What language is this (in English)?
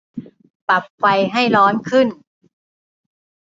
Thai